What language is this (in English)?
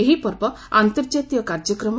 Odia